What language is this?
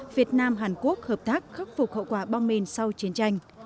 Vietnamese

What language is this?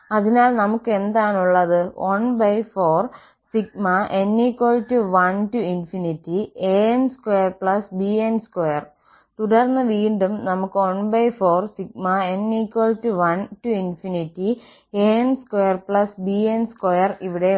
Malayalam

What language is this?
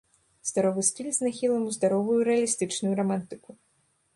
Belarusian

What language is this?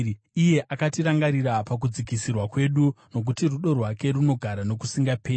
Shona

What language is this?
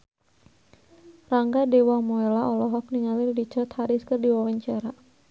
Sundanese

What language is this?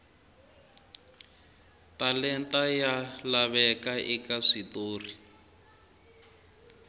Tsonga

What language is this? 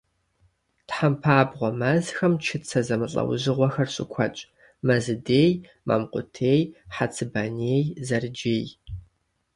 Kabardian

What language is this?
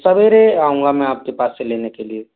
Hindi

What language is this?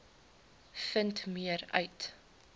Afrikaans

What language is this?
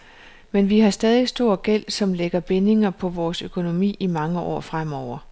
Danish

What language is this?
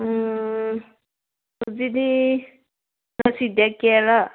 Manipuri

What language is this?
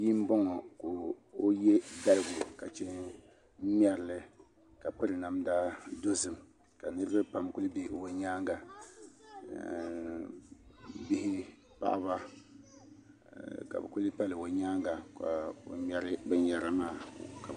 Dagbani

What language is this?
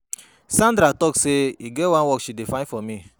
Nigerian Pidgin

